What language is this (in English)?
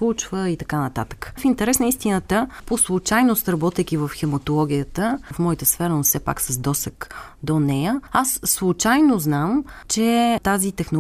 Bulgarian